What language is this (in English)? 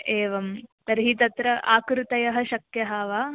Sanskrit